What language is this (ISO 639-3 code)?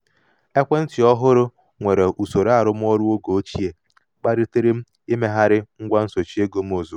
ibo